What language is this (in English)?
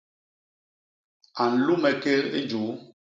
Basaa